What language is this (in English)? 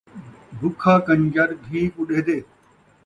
Saraiki